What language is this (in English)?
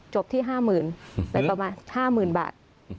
Thai